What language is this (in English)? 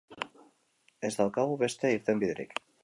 Basque